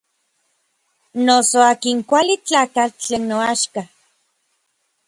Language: Orizaba Nahuatl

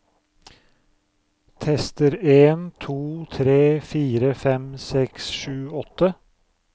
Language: Norwegian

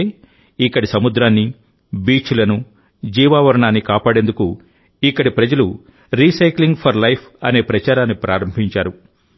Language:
Telugu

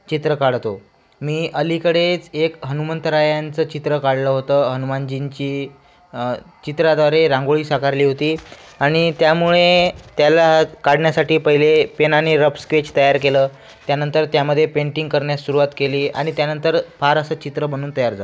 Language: Marathi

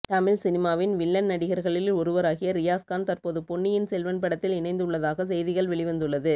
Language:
Tamil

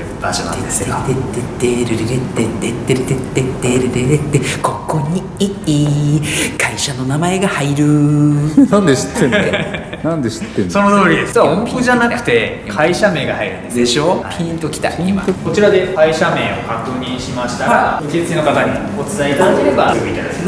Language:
Japanese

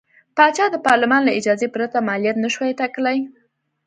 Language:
Pashto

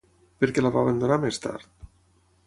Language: Catalan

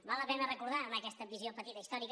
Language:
Catalan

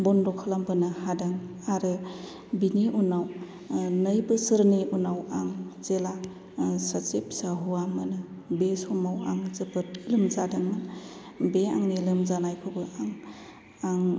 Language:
Bodo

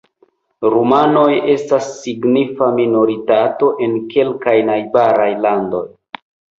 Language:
Esperanto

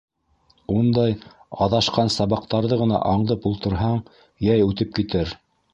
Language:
Bashkir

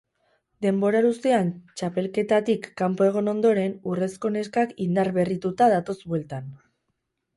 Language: Basque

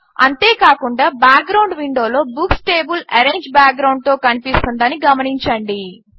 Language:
Telugu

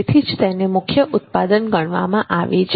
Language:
Gujarati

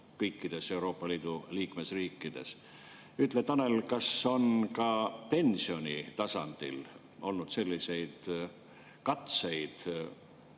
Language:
Estonian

